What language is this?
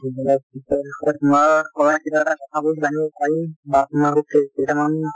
Assamese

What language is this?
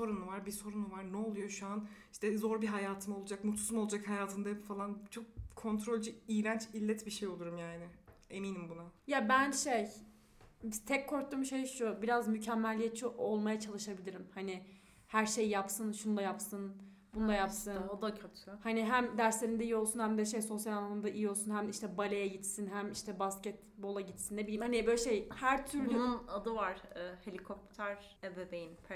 Turkish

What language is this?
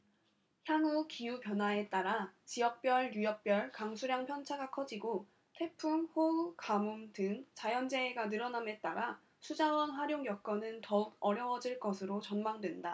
Korean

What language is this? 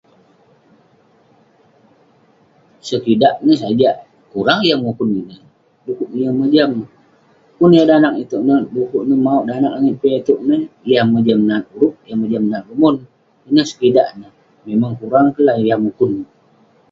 Western Penan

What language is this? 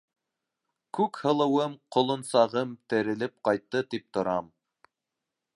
Bashkir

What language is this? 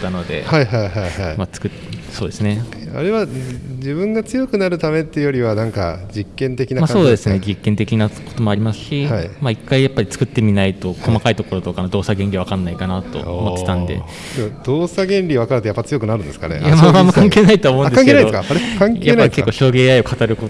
Japanese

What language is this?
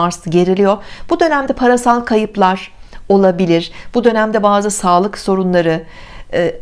Turkish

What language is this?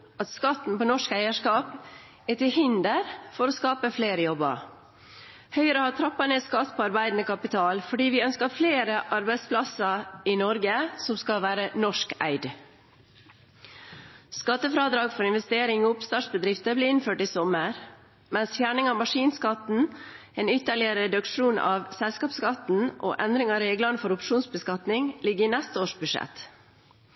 Norwegian Bokmål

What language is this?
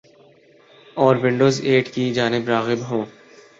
Urdu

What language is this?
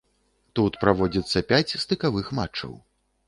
Belarusian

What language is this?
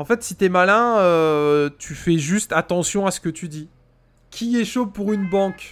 French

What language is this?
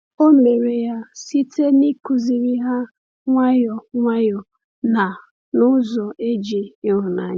Igbo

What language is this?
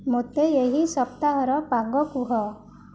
Odia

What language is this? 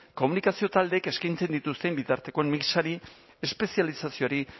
Basque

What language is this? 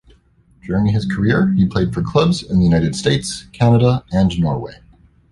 English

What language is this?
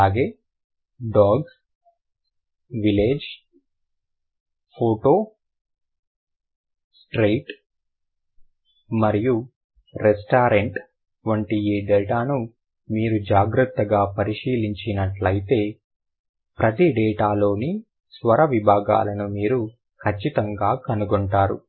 Telugu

